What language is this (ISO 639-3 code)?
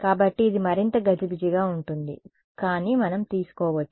tel